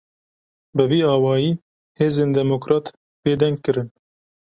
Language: Kurdish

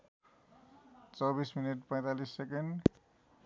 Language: Nepali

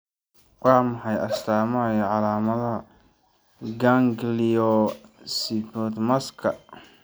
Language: Somali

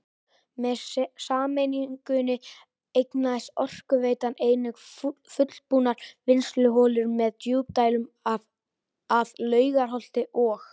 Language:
Icelandic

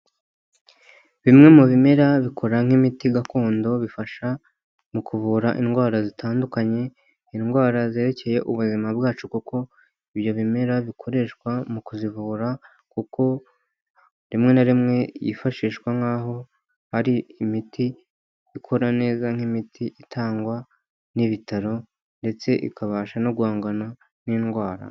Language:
Kinyarwanda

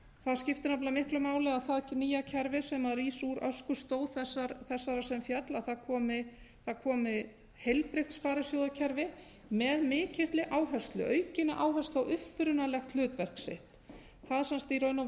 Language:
Icelandic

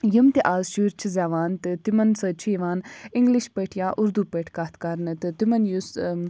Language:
Kashmiri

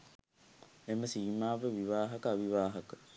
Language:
Sinhala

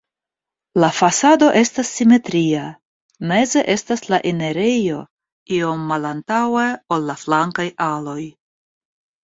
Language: Esperanto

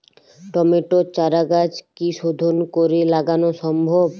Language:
Bangla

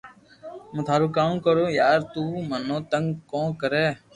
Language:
Loarki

